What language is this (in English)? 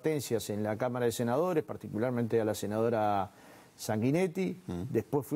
Spanish